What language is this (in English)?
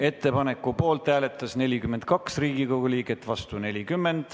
Estonian